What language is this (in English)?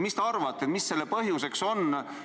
Estonian